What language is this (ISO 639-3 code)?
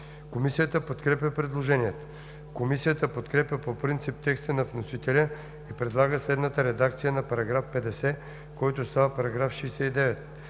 bul